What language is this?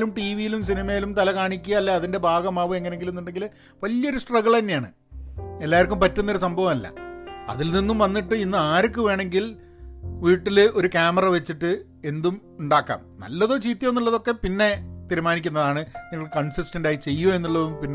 Malayalam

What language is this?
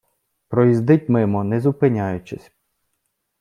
Ukrainian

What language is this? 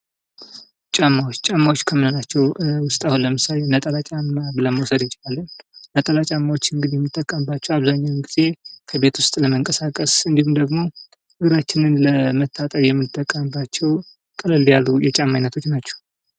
Amharic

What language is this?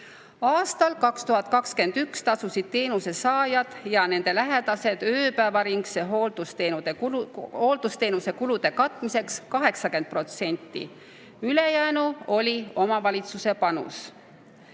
Estonian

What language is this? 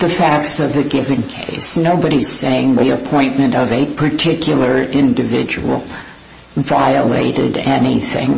English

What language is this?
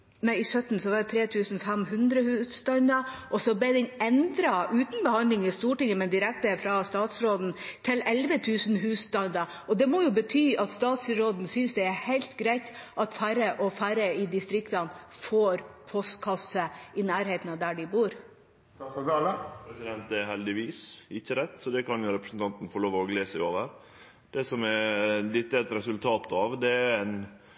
Norwegian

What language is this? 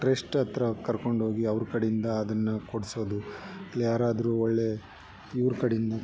Kannada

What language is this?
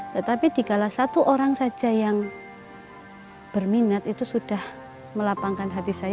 Indonesian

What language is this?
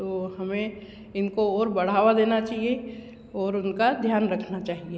Hindi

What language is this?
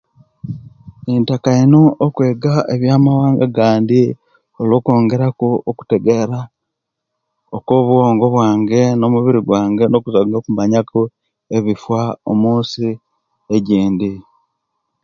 Kenyi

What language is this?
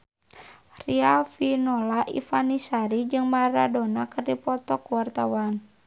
Sundanese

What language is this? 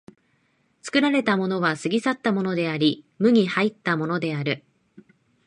Japanese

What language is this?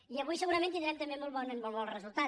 Catalan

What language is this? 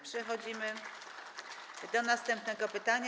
Polish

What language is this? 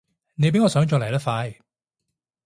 Cantonese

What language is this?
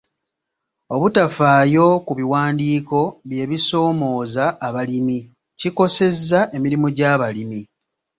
Ganda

